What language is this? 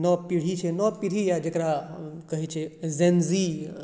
Maithili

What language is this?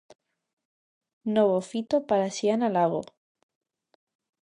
Galician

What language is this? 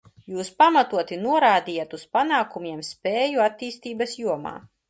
Latvian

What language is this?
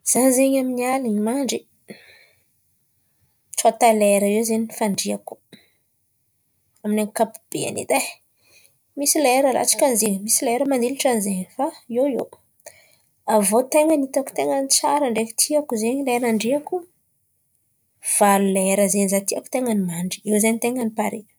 Antankarana Malagasy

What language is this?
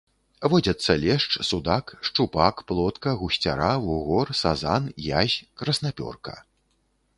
Belarusian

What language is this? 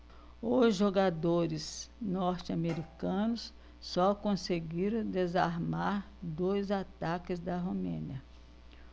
Portuguese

